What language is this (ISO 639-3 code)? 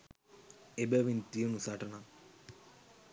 sin